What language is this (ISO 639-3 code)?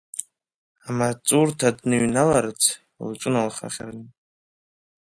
abk